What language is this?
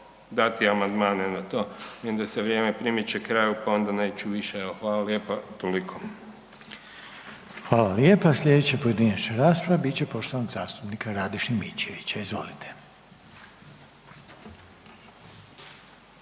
Croatian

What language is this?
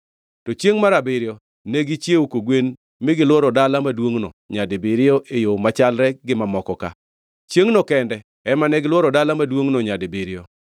Luo (Kenya and Tanzania)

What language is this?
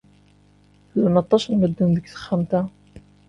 Kabyle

